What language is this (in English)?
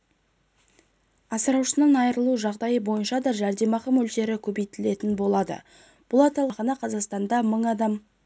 Kazakh